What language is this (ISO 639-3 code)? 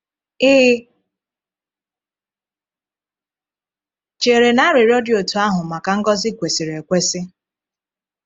ibo